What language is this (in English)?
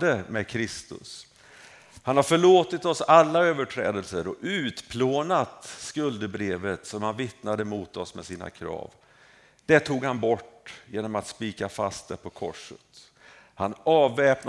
Swedish